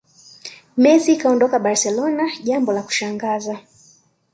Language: Swahili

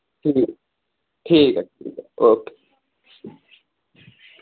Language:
Dogri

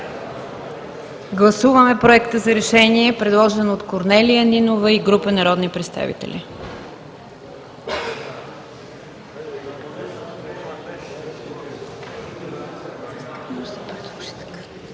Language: Bulgarian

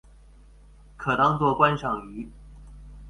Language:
Chinese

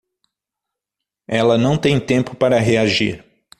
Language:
Portuguese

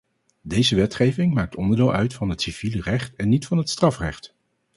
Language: Dutch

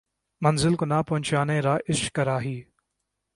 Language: Urdu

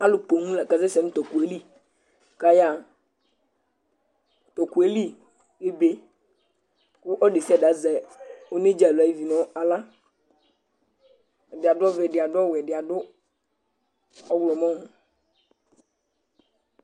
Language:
Ikposo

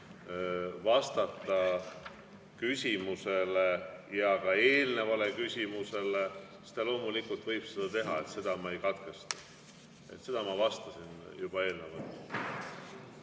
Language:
Estonian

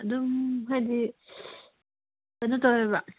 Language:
Manipuri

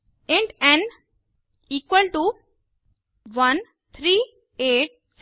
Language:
Hindi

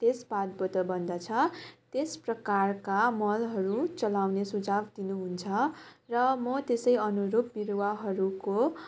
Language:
Nepali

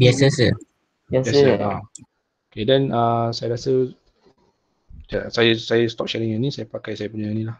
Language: Malay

